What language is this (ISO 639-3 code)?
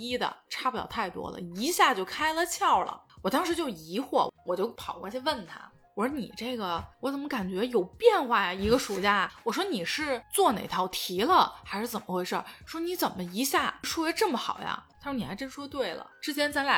zho